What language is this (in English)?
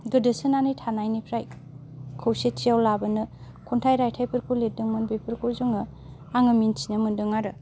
Bodo